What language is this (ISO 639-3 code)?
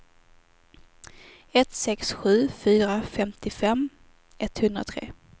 swe